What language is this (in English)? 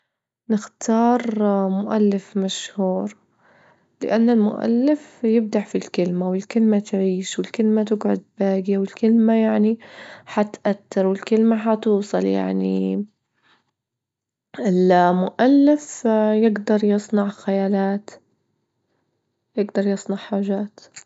Libyan Arabic